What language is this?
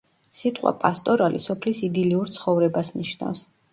Georgian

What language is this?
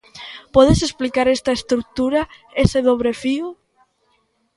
Galician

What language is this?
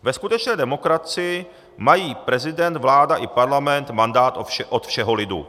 Czech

